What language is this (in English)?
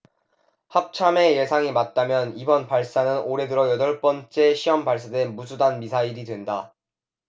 Korean